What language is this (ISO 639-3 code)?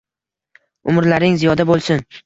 uzb